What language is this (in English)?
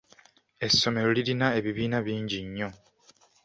Ganda